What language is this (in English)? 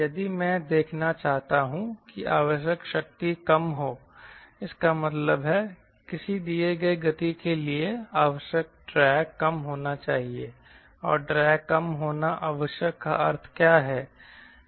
Hindi